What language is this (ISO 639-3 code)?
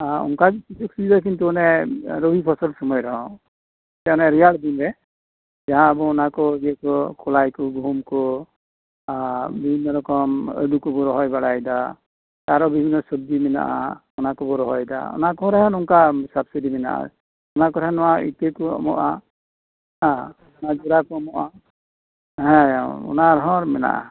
sat